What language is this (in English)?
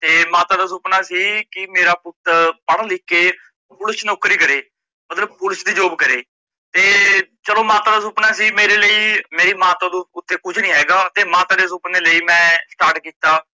Punjabi